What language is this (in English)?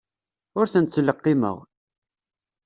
Kabyle